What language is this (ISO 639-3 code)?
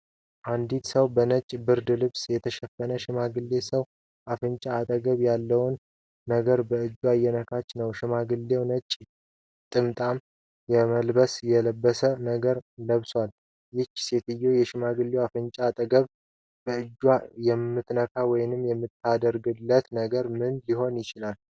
amh